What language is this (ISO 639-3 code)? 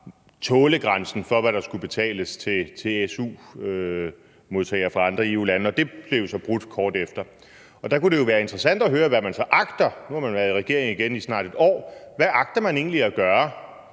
dan